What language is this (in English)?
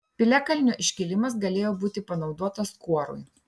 Lithuanian